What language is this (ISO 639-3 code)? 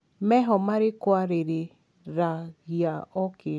kik